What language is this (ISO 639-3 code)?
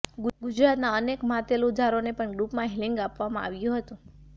guj